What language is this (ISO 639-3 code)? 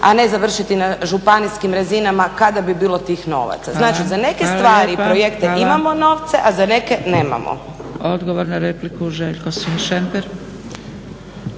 hrv